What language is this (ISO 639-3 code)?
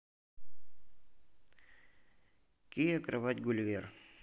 rus